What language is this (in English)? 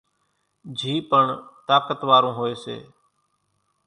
Kachi Koli